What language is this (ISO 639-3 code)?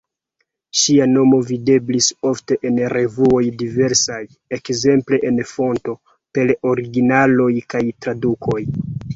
epo